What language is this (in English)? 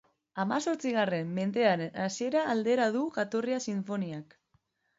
Basque